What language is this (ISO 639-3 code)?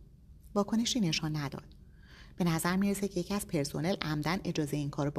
fas